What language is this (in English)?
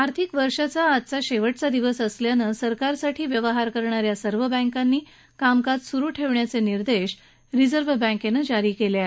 Marathi